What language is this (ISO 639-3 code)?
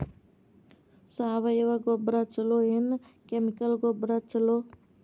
kan